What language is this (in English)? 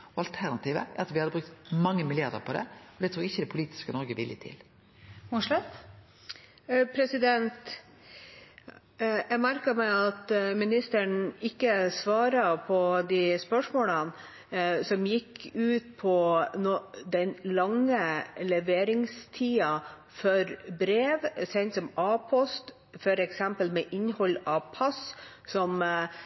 Norwegian